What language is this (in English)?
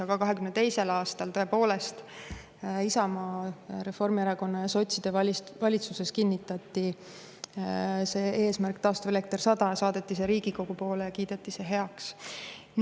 Estonian